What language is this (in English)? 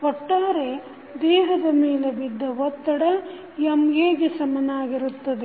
Kannada